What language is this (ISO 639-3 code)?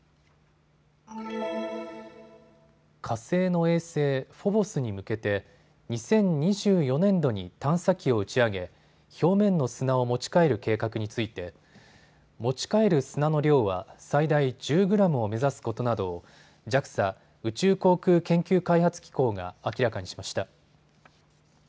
jpn